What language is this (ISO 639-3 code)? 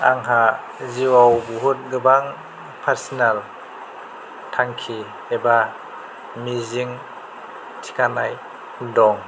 brx